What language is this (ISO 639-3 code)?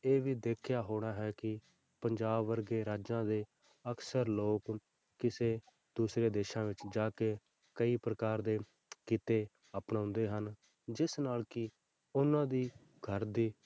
pan